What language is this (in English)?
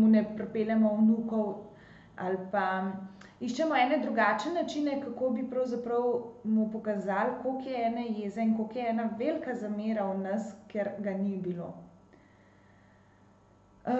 Slovenian